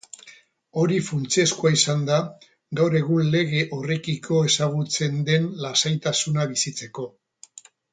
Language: Basque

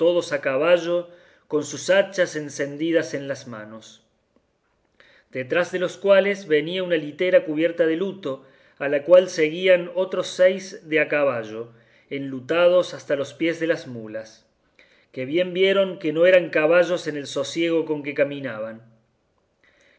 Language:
Spanish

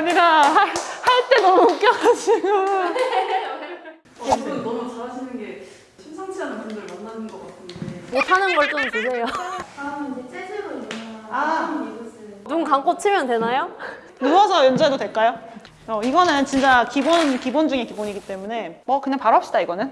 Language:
Korean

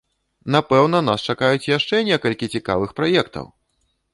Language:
Belarusian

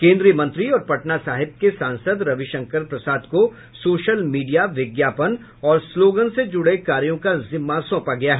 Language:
Hindi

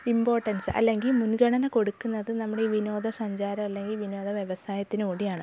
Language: Malayalam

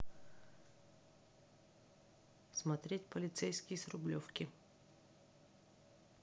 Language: Russian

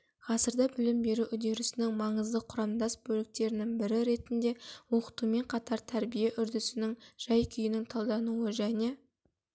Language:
Kazakh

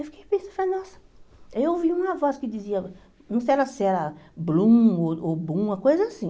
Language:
Portuguese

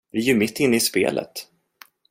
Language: Swedish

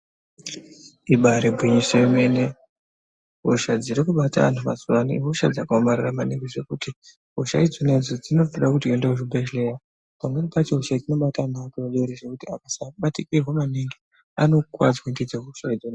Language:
Ndau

